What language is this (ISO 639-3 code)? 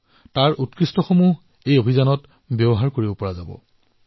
asm